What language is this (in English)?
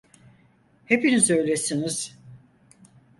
Turkish